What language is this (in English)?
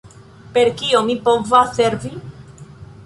Esperanto